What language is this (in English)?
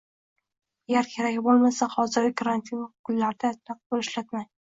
Uzbek